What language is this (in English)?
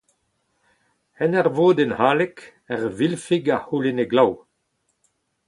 Breton